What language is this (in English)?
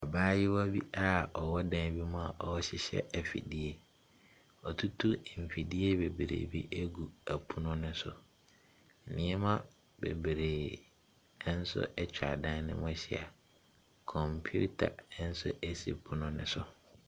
Akan